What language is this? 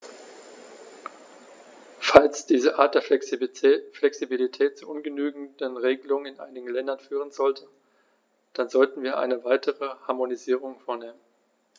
German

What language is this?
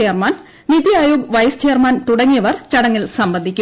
Malayalam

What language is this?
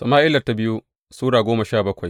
Hausa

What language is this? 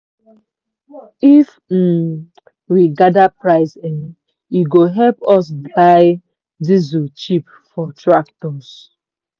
Nigerian Pidgin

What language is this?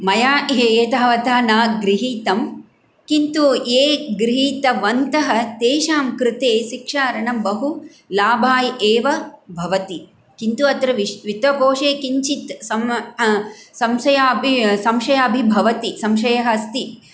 Sanskrit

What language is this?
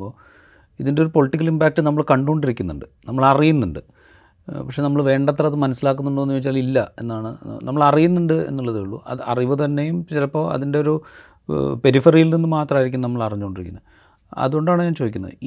Malayalam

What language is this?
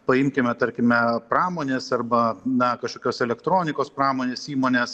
Lithuanian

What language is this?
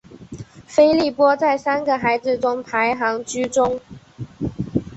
Chinese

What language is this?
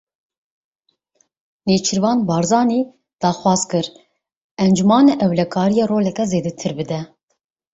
Kurdish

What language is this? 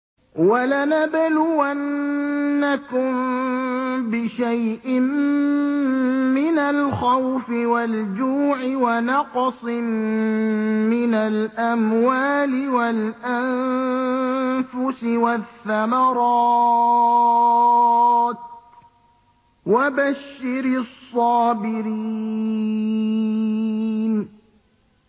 Arabic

